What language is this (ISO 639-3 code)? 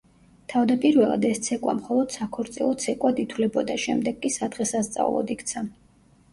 kat